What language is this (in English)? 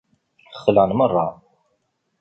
Kabyle